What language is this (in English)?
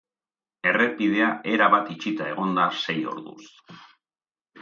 Basque